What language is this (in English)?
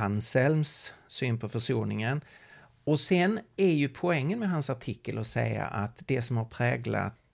Swedish